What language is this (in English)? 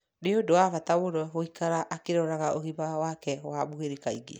Kikuyu